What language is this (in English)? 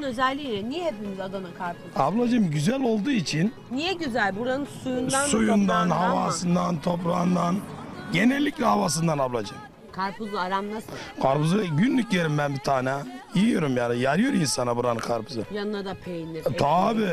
Turkish